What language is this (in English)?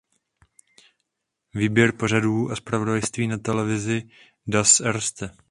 Czech